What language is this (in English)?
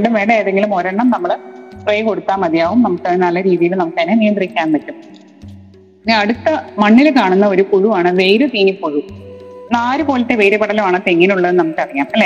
Malayalam